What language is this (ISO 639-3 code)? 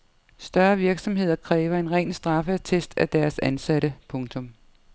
dan